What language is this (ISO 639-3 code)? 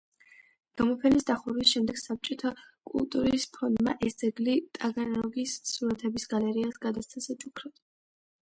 kat